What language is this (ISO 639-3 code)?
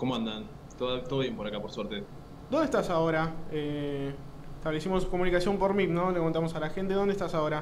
spa